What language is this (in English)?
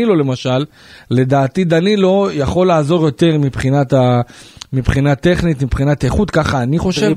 Hebrew